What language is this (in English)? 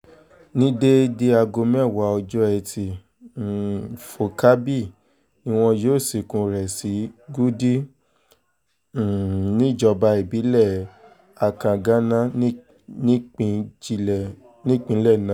Yoruba